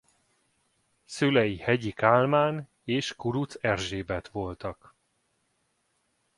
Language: Hungarian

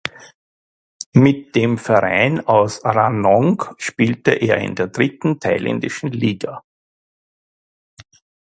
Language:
German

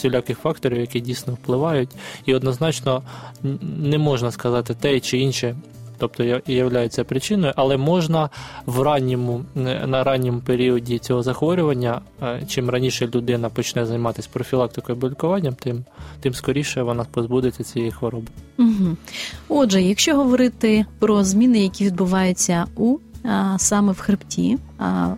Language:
Ukrainian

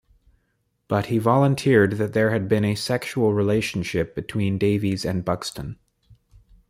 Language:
English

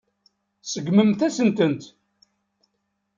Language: Kabyle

